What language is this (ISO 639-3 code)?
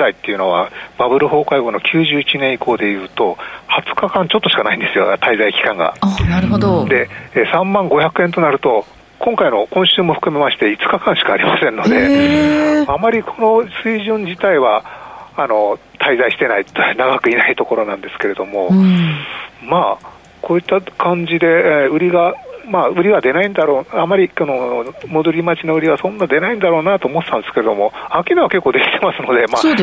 jpn